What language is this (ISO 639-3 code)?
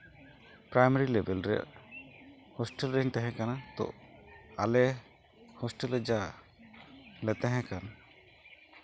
sat